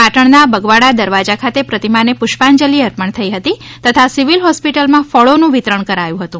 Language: Gujarati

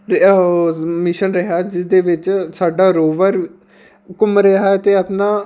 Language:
Punjabi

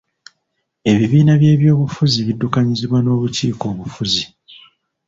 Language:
Ganda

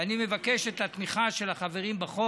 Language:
Hebrew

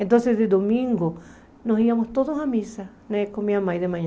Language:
Portuguese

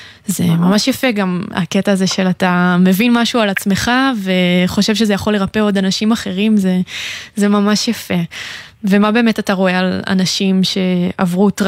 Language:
Hebrew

